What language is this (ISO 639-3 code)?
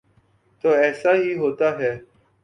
urd